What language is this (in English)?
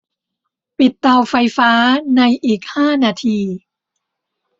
Thai